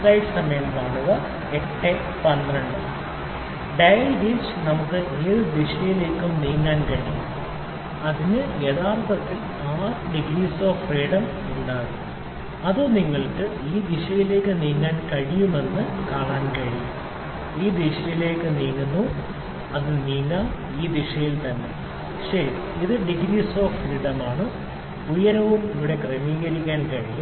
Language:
Malayalam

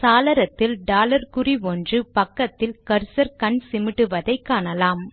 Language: Tamil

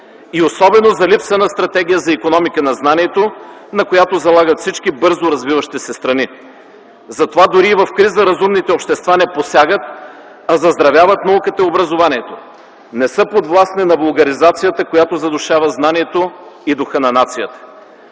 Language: Bulgarian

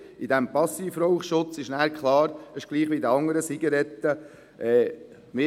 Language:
Swiss German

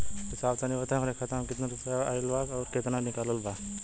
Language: Bhojpuri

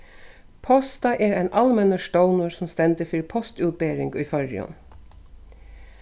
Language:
Faroese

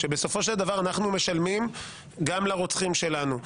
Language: Hebrew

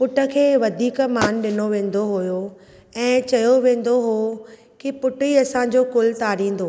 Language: Sindhi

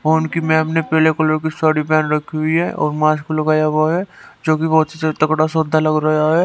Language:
Hindi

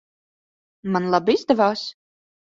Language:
Latvian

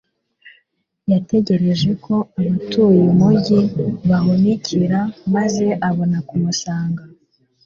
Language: Kinyarwanda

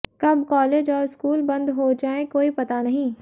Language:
Hindi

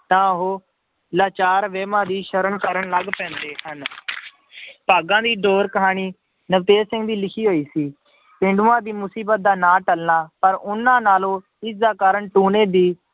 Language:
Punjabi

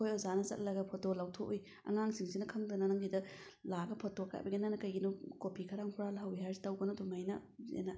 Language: Manipuri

